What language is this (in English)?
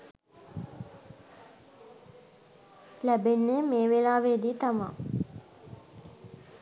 Sinhala